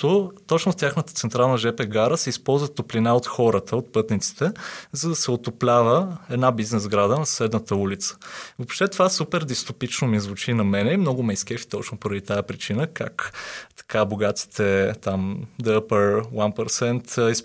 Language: Bulgarian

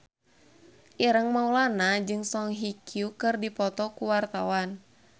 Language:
Sundanese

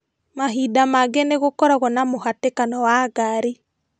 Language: Kikuyu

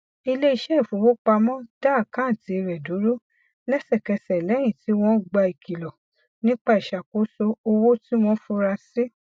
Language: Yoruba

